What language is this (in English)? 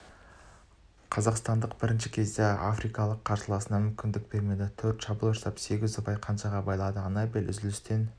Kazakh